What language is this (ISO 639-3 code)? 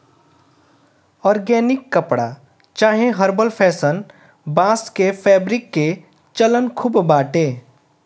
bho